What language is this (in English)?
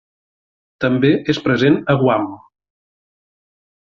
Catalan